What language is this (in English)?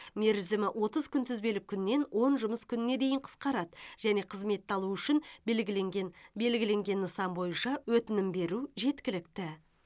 Kazakh